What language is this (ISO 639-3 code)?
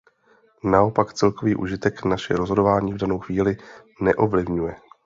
ces